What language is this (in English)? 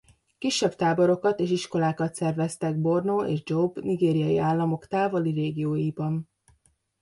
Hungarian